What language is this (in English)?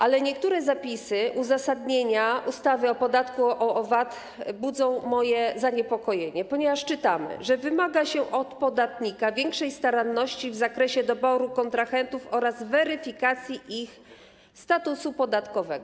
Polish